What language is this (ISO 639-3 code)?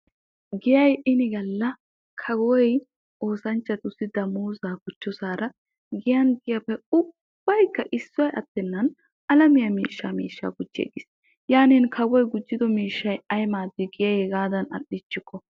wal